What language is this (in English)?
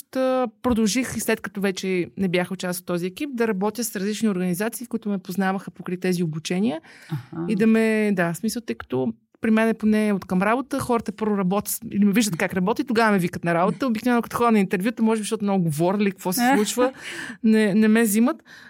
Bulgarian